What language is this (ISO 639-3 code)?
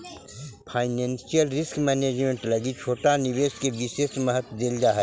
mag